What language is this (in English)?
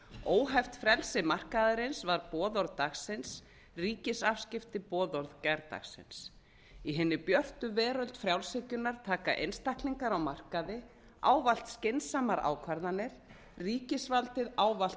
Icelandic